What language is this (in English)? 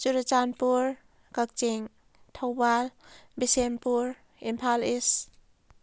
Manipuri